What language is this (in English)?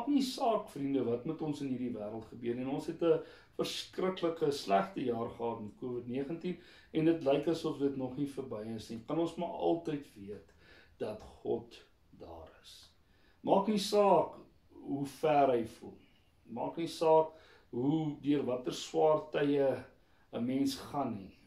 Dutch